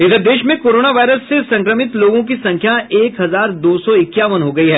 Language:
Hindi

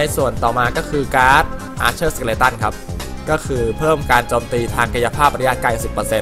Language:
Thai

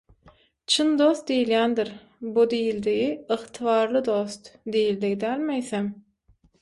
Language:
Turkmen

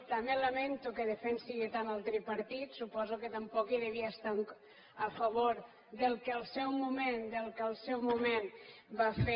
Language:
Catalan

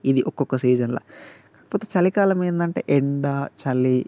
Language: Telugu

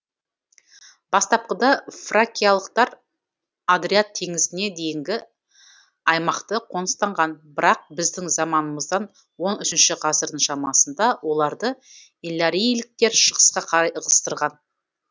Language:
Kazakh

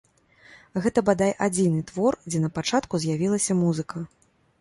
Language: Belarusian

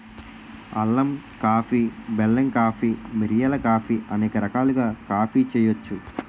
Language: Telugu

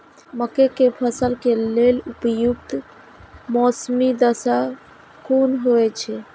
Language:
Maithili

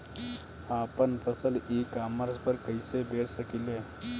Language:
Bhojpuri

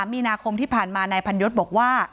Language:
Thai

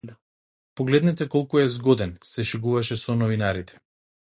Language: Macedonian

